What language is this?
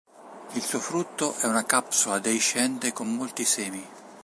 Italian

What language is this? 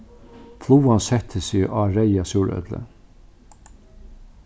Faroese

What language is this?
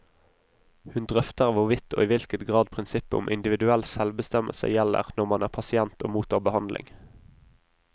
Norwegian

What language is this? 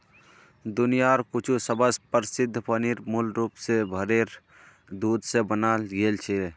Magahi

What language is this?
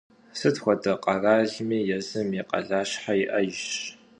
Kabardian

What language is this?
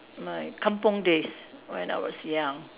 English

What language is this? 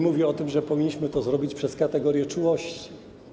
Polish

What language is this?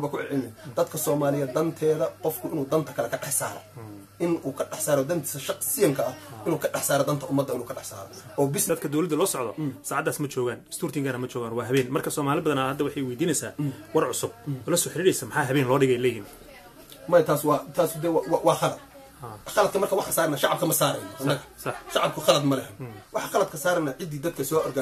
Arabic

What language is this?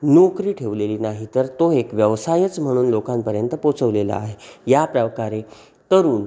Marathi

